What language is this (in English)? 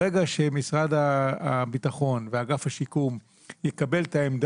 Hebrew